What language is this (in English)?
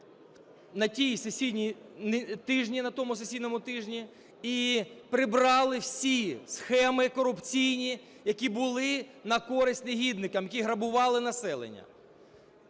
Ukrainian